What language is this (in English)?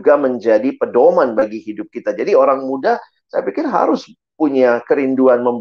Indonesian